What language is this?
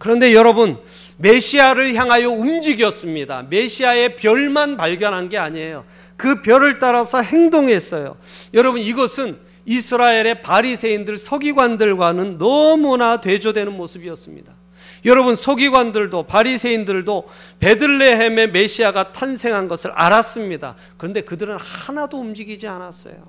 Korean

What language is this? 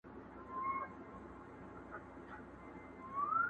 Pashto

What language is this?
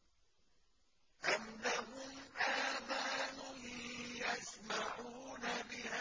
Arabic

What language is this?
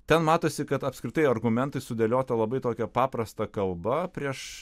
Lithuanian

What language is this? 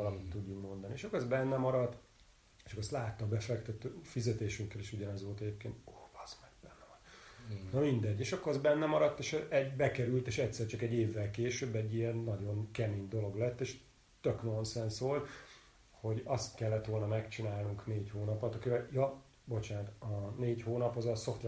Hungarian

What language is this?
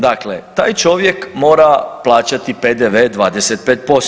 Croatian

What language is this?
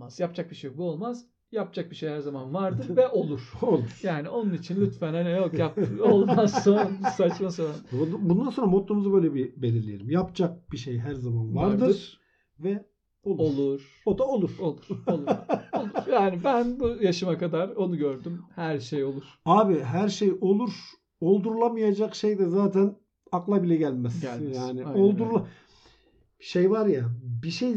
Turkish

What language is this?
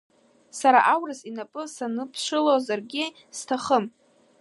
Abkhazian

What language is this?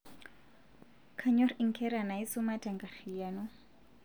Masai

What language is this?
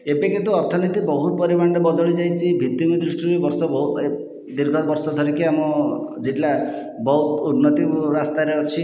Odia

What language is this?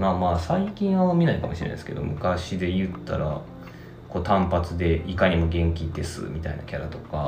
Japanese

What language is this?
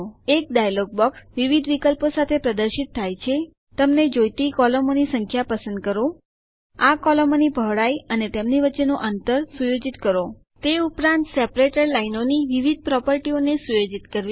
Gujarati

